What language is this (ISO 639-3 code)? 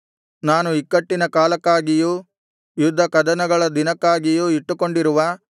kan